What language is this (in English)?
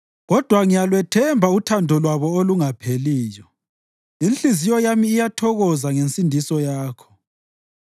North Ndebele